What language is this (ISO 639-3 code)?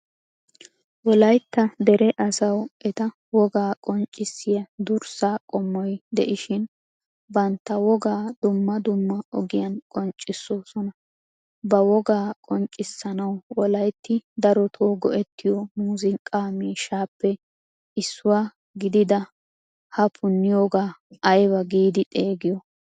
wal